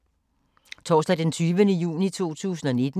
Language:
Danish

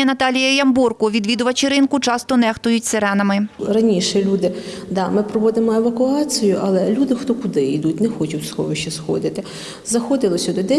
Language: Ukrainian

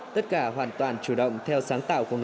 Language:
Vietnamese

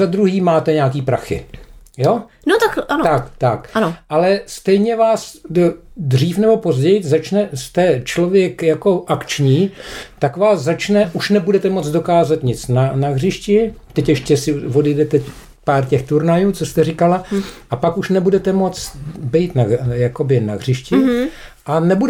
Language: Czech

